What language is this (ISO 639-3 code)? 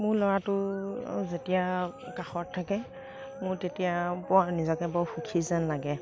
asm